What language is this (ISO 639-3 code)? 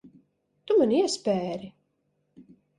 lav